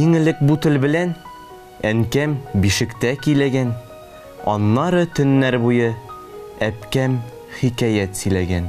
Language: Turkish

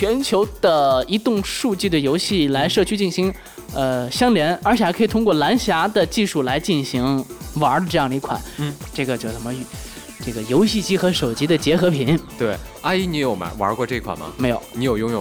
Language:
Chinese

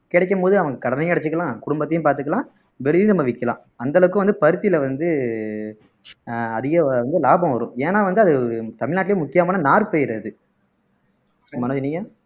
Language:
Tamil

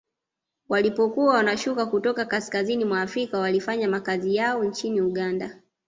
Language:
Swahili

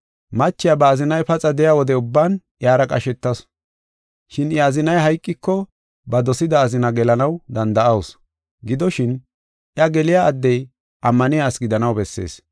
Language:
Gofa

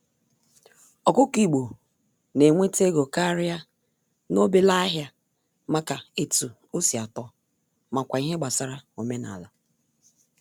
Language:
Igbo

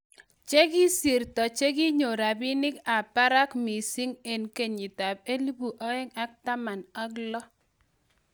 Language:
Kalenjin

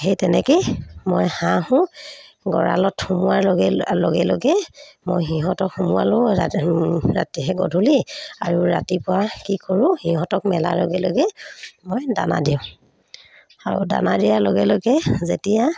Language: Assamese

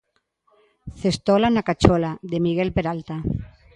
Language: Galician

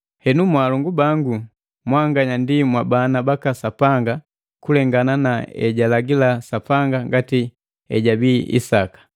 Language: Matengo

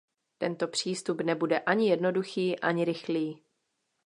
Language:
Czech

